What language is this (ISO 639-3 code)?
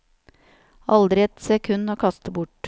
nor